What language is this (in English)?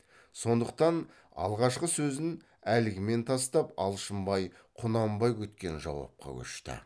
Kazakh